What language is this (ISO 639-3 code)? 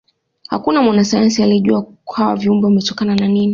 swa